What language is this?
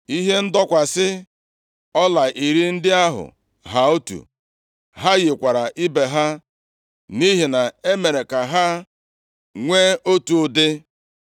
Igbo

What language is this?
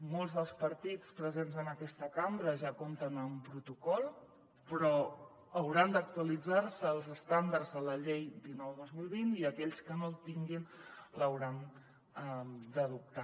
Catalan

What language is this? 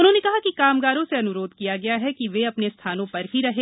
Hindi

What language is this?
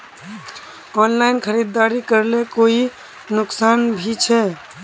Magahi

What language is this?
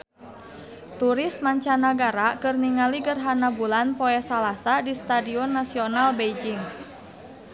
Sundanese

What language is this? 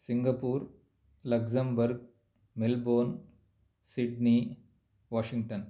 Sanskrit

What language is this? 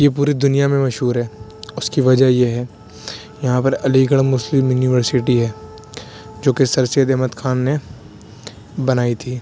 Urdu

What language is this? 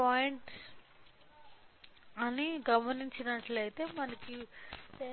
Telugu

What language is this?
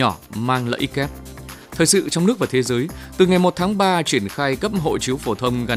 Vietnamese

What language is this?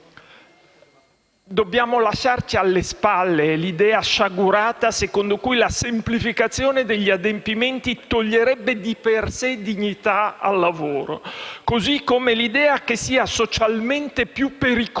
Italian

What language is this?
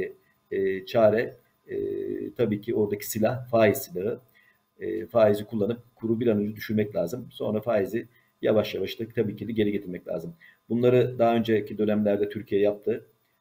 Turkish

